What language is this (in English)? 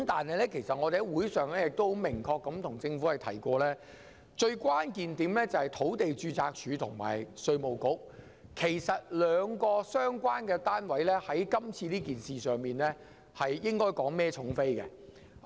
Cantonese